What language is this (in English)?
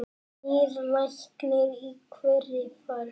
Icelandic